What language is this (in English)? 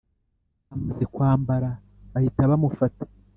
Kinyarwanda